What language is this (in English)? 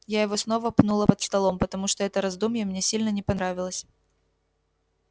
Russian